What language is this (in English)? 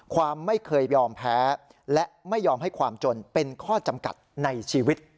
Thai